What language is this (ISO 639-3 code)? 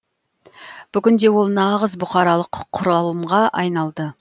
kaz